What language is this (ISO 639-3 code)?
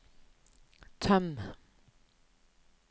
nor